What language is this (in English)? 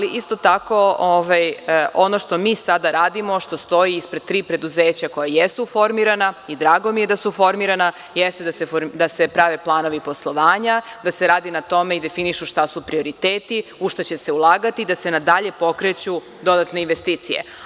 Serbian